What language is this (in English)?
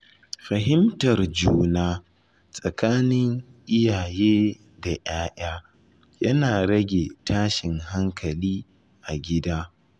Hausa